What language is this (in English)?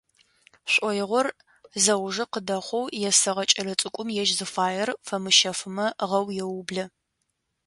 Adyghe